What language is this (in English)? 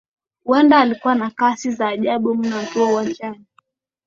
Swahili